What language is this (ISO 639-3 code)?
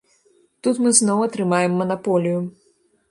bel